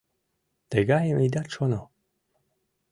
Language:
Mari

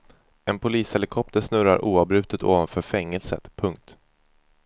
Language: Swedish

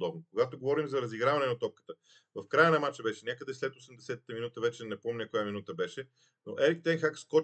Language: Bulgarian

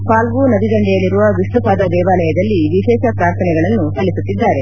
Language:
Kannada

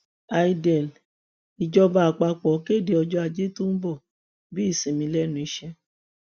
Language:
Yoruba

